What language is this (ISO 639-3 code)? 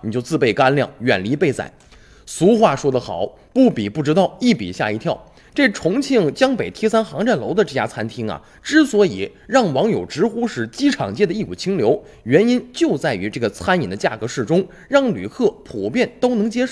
zho